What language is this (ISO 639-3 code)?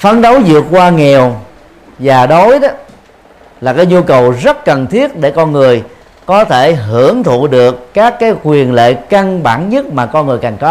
vie